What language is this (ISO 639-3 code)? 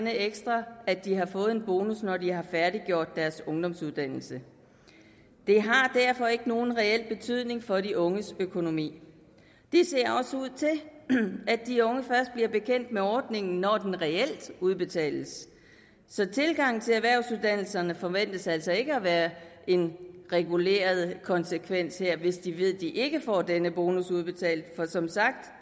dan